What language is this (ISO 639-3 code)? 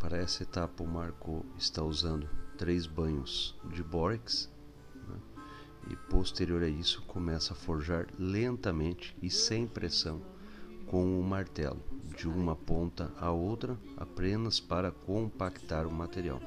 por